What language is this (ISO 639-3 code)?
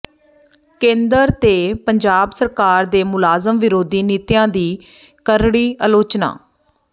pan